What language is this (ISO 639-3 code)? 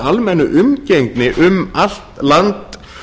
isl